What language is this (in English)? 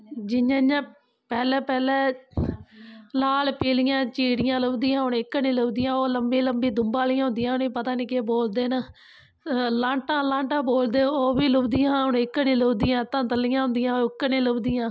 Dogri